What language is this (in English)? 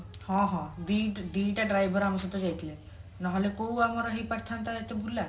Odia